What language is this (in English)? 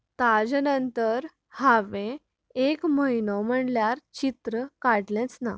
Konkani